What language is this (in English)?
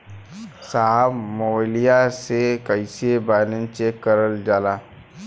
Bhojpuri